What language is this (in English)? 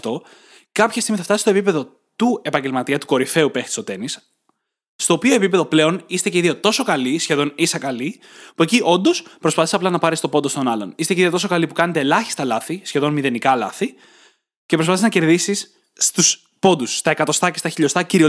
Greek